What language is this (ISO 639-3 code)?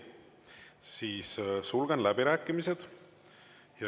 est